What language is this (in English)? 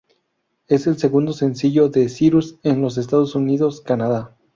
Spanish